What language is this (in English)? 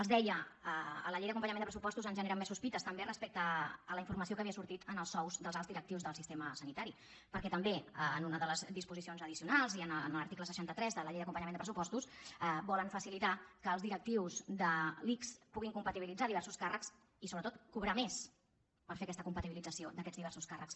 Catalan